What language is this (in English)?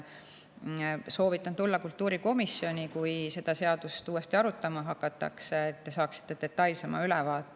Estonian